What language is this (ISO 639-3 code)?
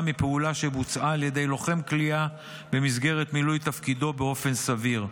heb